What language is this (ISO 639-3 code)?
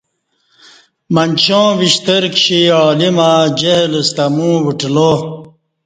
bsh